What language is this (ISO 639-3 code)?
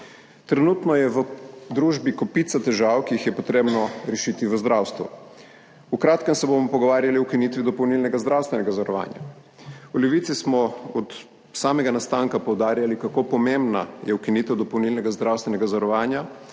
slv